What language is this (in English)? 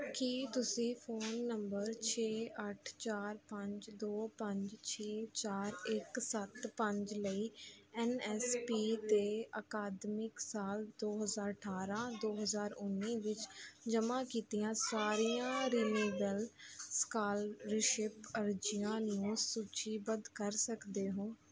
Punjabi